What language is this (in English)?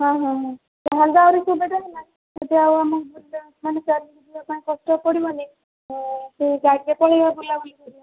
Odia